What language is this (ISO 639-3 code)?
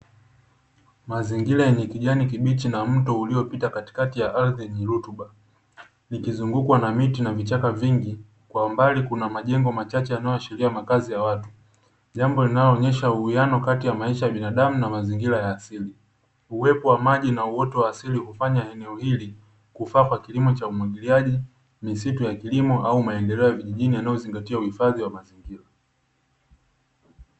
swa